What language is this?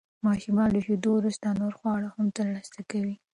Pashto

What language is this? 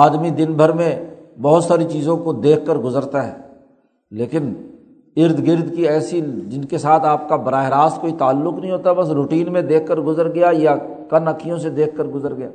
Urdu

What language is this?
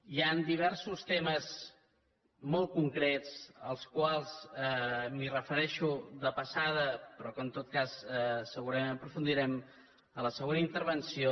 Catalan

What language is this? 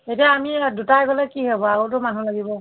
Assamese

